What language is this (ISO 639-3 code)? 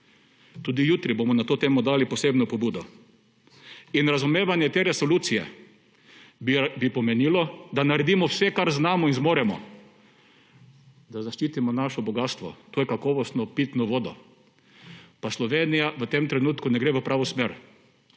slv